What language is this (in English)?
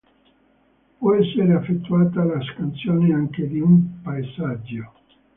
Italian